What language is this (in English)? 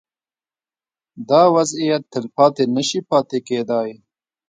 Pashto